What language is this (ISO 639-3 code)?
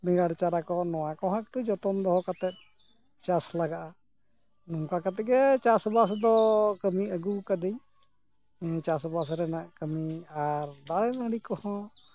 sat